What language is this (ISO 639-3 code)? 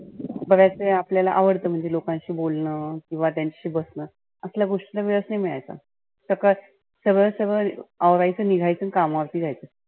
mar